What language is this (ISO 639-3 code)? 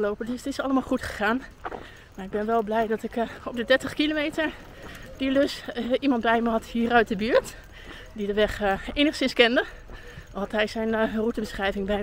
nld